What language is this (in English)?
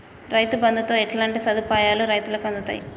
Telugu